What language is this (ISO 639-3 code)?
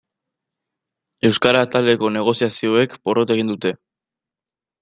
eus